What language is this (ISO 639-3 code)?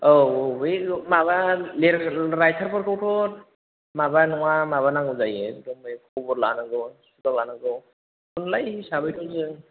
brx